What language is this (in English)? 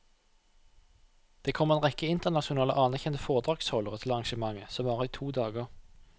Norwegian